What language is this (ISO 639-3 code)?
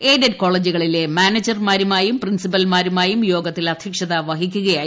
mal